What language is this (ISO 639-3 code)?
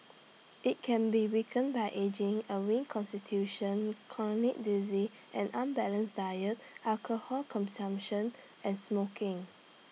eng